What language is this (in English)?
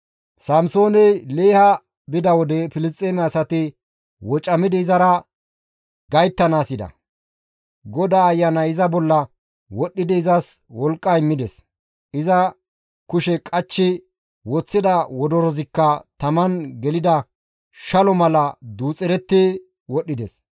Gamo